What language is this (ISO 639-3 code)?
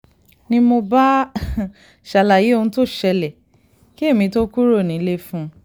yor